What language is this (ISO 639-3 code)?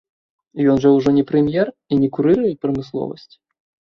bel